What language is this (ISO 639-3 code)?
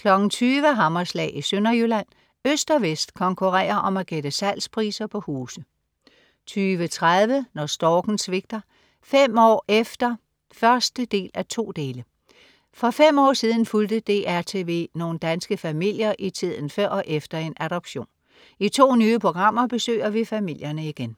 dan